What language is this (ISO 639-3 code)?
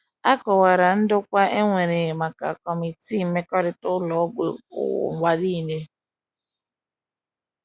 ibo